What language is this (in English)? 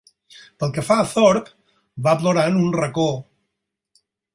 Catalan